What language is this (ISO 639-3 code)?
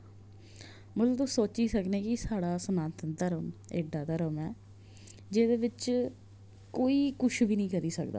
doi